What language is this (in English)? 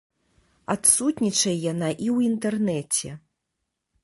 Belarusian